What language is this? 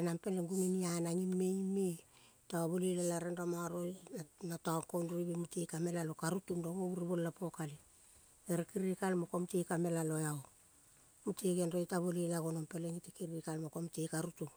Kol (Papua New Guinea)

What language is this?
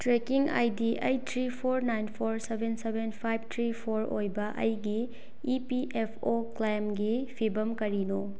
Manipuri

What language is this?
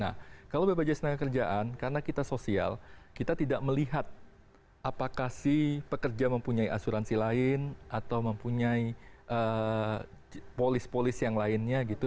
Indonesian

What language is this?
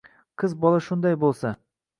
Uzbek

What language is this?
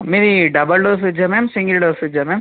Telugu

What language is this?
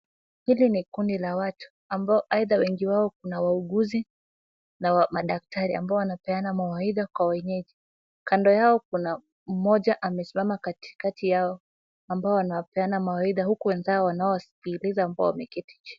Swahili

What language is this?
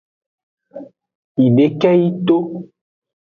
Aja (Benin)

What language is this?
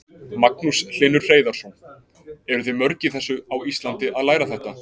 Icelandic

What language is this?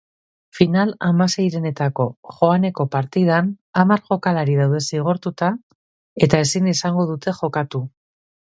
Basque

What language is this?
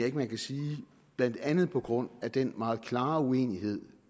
Danish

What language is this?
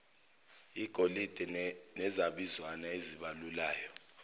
Zulu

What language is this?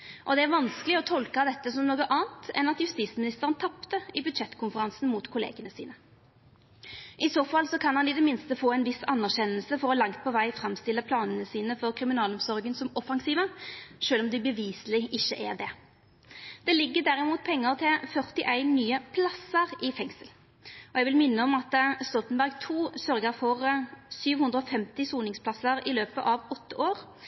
Norwegian Nynorsk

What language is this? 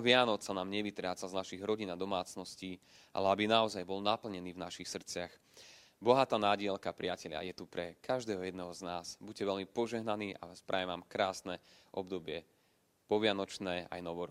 Slovak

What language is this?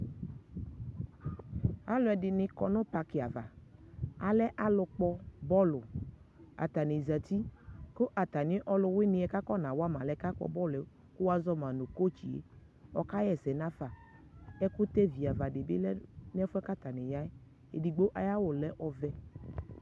Ikposo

